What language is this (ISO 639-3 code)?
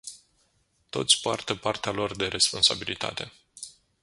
ron